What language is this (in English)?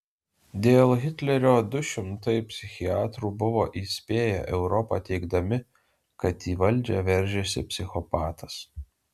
Lithuanian